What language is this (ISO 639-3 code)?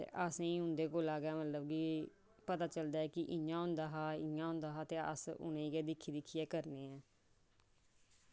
doi